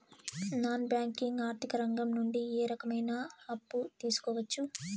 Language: Telugu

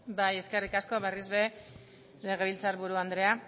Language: Basque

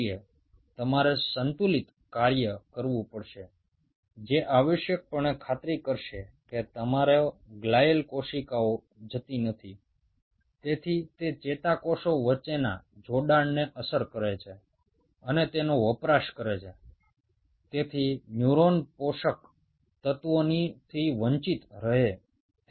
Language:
Bangla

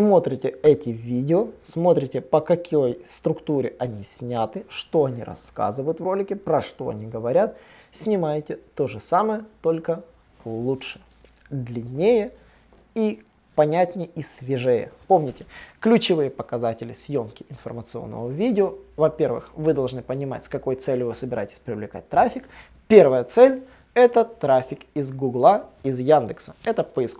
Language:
Russian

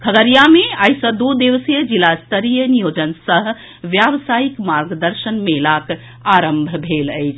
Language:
Maithili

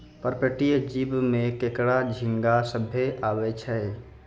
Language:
Maithili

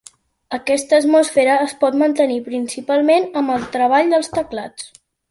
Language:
Catalan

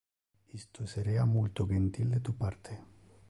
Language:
Interlingua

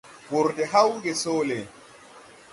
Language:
Tupuri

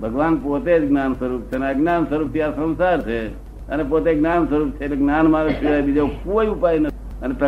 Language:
Gujarati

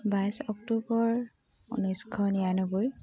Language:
Assamese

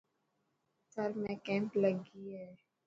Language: Dhatki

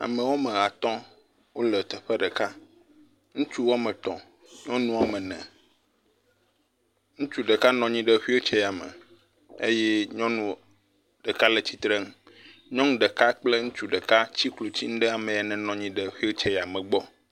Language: Ewe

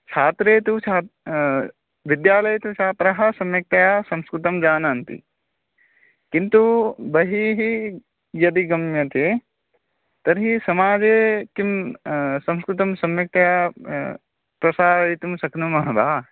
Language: Sanskrit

